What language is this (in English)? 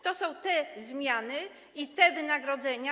Polish